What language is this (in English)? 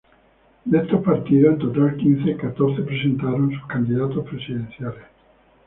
Spanish